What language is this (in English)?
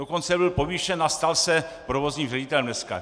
Czech